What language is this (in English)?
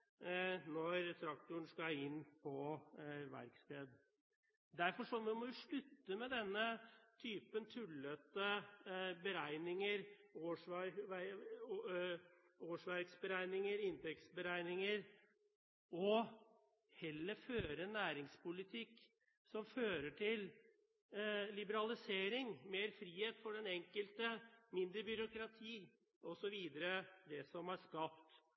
Norwegian Bokmål